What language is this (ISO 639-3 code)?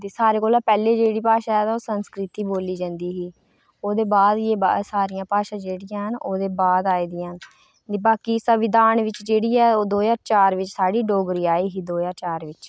doi